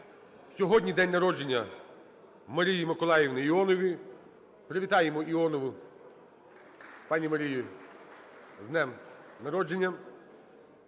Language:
Ukrainian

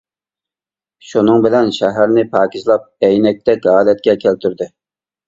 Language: Uyghur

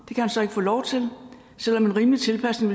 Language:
Danish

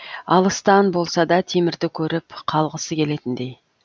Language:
Kazakh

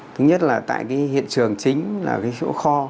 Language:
Vietnamese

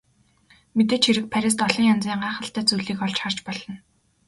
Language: Mongolian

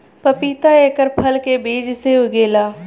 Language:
Bhojpuri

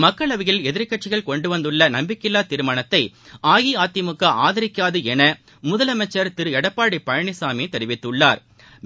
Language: Tamil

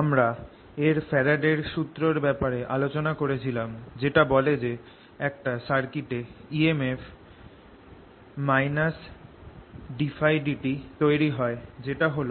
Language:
Bangla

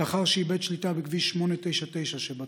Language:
Hebrew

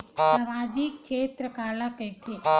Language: Chhattisgarhi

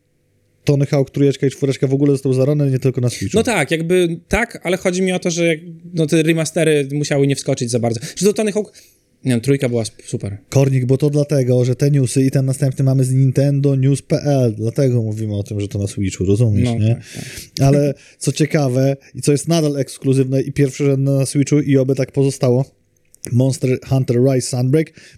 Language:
Polish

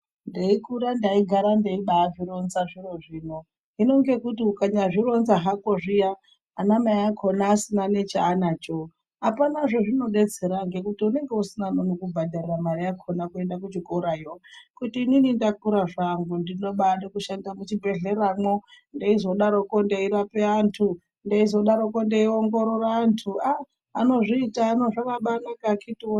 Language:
Ndau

